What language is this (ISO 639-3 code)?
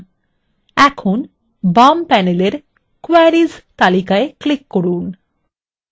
ben